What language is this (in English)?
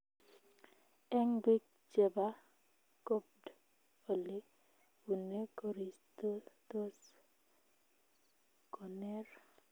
Kalenjin